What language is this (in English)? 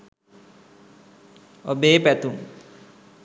Sinhala